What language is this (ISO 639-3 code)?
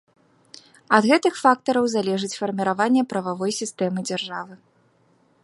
bel